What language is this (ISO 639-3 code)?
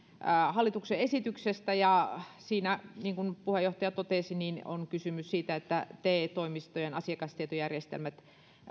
fin